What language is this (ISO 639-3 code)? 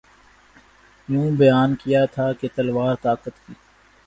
urd